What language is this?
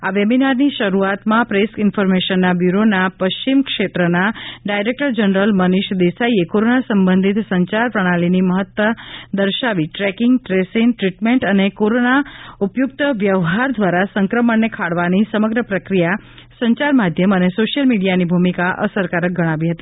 Gujarati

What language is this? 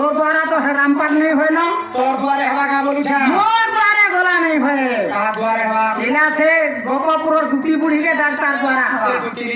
Thai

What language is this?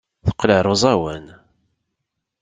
Kabyle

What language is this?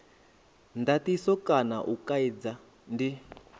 Venda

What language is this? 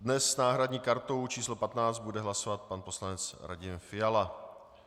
Czech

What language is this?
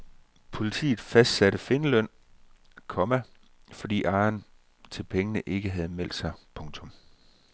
Danish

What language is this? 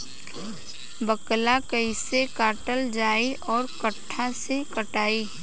Bhojpuri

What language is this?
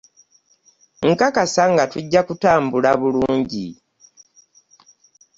Ganda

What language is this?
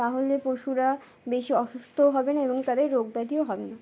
Bangla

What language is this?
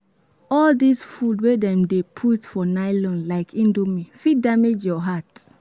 Nigerian Pidgin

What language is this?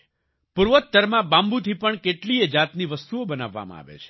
Gujarati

